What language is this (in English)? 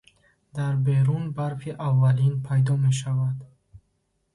Tajik